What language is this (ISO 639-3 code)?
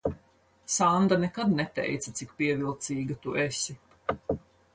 lav